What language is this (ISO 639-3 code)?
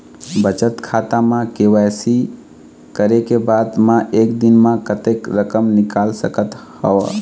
hne